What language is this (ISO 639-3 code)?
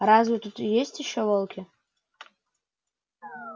rus